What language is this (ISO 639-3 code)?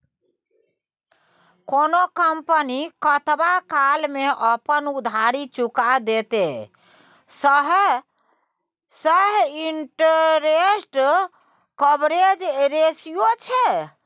mai